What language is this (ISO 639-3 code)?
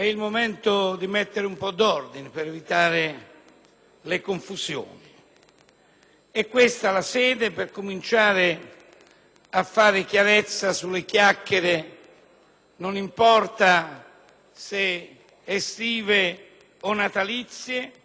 ita